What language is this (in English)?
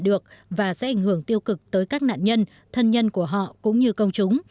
Vietnamese